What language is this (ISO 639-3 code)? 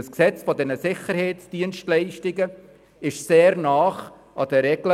gsw